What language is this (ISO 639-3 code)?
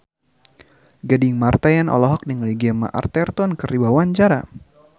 sun